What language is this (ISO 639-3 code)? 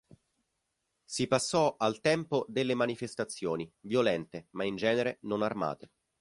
ita